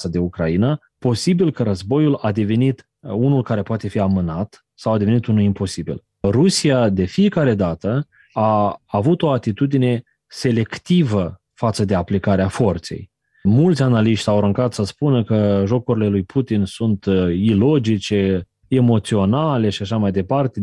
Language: Romanian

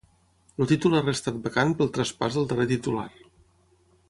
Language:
Catalan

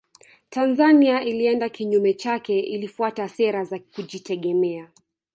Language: Swahili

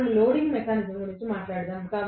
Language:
Telugu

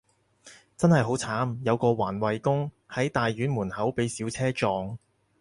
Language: Cantonese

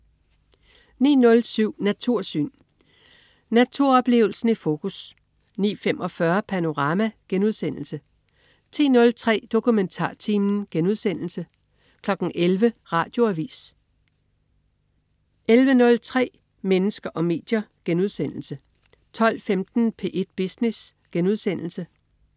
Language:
Danish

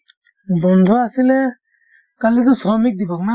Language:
Assamese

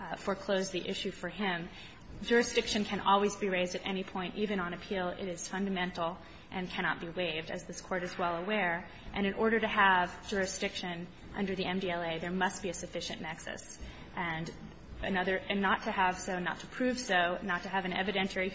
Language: English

